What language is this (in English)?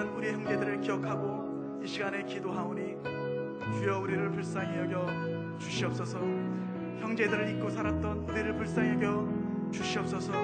Korean